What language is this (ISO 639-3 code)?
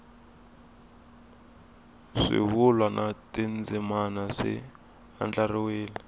tso